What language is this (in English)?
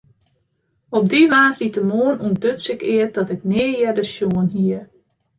Western Frisian